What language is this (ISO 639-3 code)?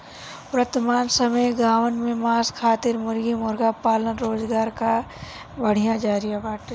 bho